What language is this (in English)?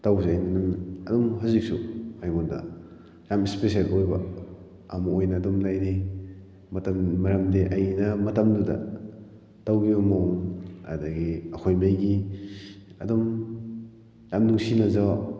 Manipuri